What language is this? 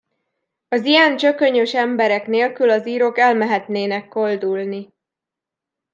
Hungarian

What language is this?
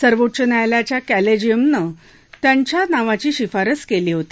Marathi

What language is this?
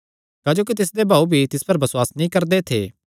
Kangri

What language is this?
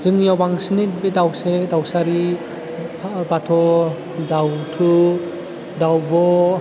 Bodo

